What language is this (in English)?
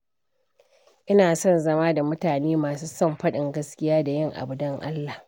Hausa